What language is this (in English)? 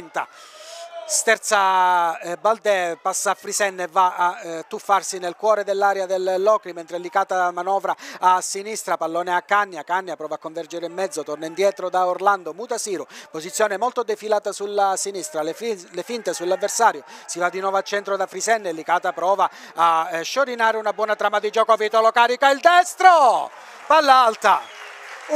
Italian